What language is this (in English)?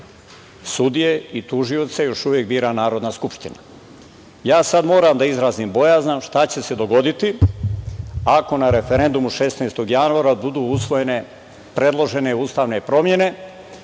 Serbian